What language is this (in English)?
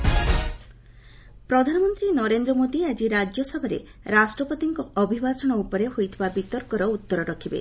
Odia